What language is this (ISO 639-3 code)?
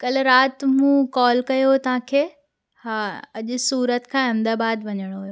snd